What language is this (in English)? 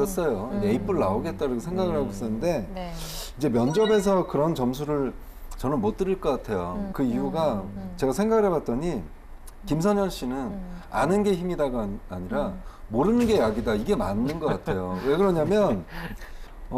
Korean